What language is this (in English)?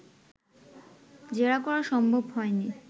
Bangla